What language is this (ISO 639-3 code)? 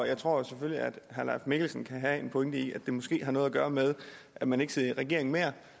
dan